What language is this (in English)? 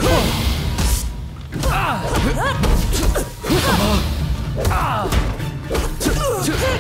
Spanish